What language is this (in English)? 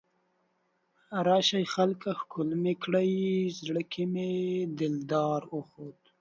Pashto